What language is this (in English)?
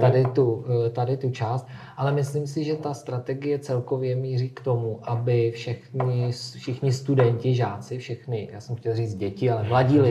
Czech